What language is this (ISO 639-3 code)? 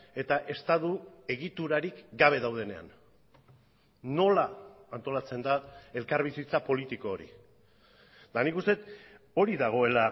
eus